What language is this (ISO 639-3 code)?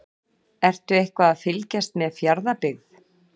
isl